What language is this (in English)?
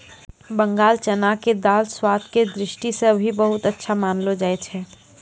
Maithili